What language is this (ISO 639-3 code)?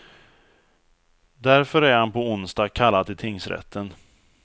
swe